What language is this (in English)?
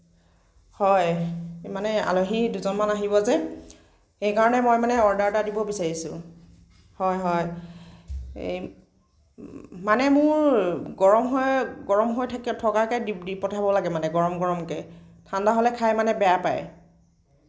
Assamese